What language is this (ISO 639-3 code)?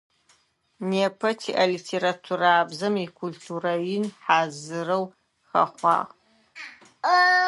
ady